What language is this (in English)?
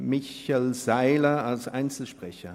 Swiss German